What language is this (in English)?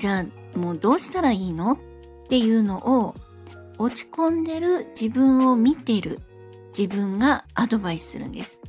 Japanese